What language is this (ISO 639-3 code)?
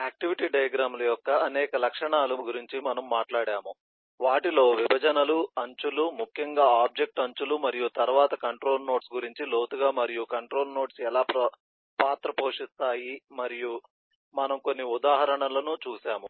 tel